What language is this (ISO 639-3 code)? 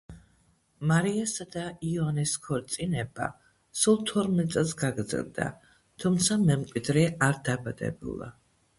kat